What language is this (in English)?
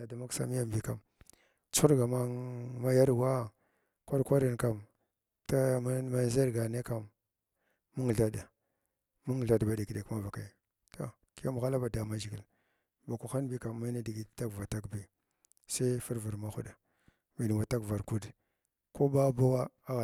Glavda